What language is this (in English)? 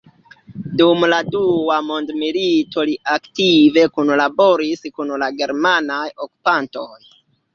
Esperanto